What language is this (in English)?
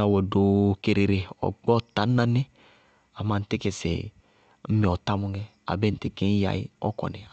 Bago-Kusuntu